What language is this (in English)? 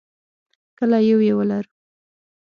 Pashto